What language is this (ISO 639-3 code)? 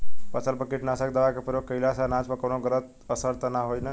bho